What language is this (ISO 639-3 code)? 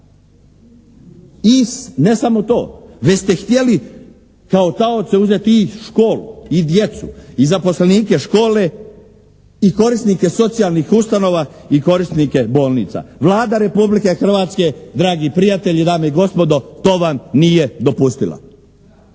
hrv